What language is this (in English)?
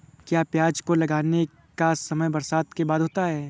Hindi